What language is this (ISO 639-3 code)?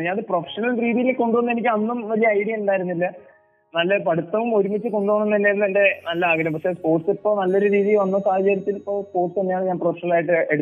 mal